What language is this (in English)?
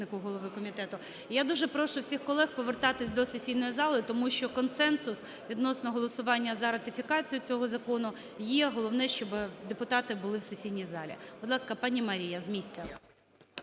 Ukrainian